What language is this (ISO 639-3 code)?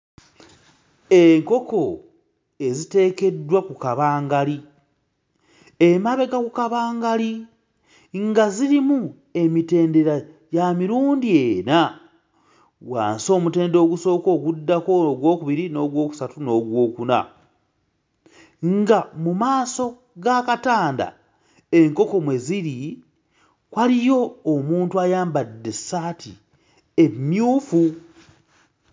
lug